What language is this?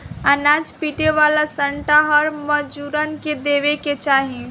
Bhojpuri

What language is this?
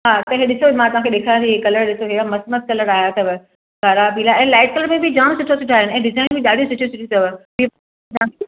Sindhi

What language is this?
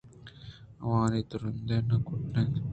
Eastern Balochi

